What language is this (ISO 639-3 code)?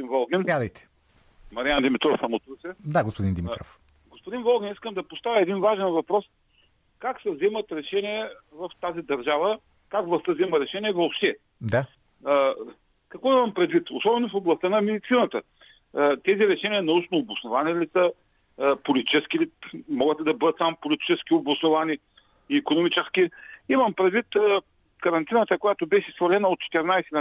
bul